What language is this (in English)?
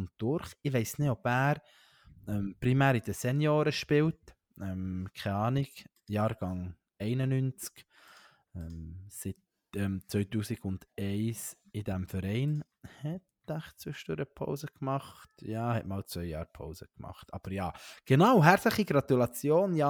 German